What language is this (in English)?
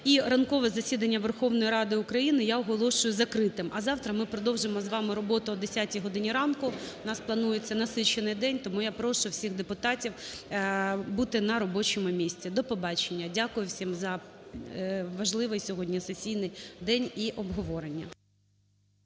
Ukrainian